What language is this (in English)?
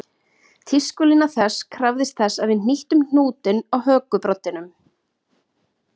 Icelandic